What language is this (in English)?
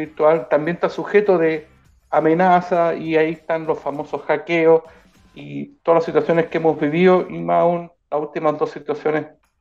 Spanish